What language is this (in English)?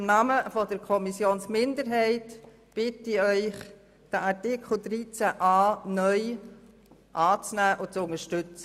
Swiss German